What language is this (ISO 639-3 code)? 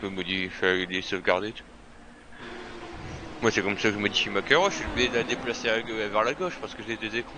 fra